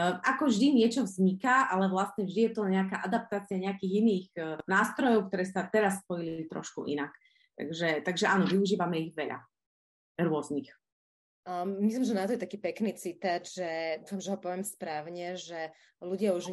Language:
Slovak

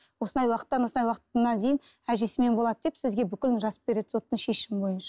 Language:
Kazakh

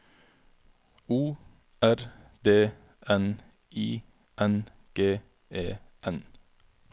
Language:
Norwegian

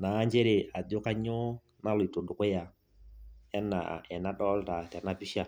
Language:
Masai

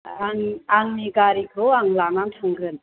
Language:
Bodo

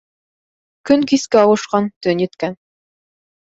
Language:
Bashkir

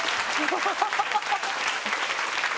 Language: Japanese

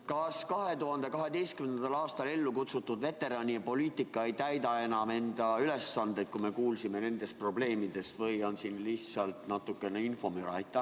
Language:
Estonian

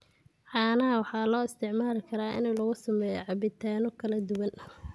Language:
Somali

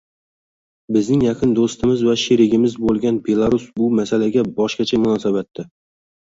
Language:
Uzbek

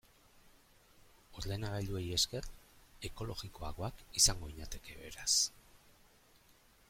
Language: Basque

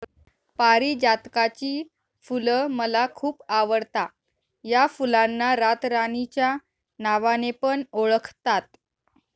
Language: Marathi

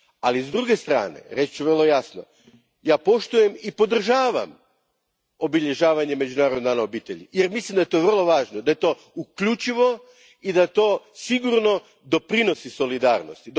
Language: Croatian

